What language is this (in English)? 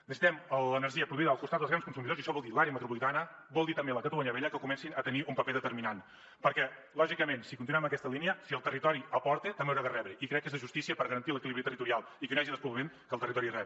Catalan